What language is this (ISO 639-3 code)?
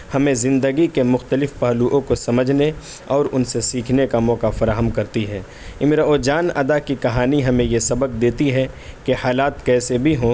urd